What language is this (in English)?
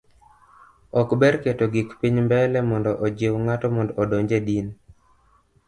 Luo (Kenya and Tanzania)